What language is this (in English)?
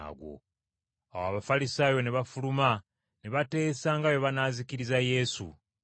Ganda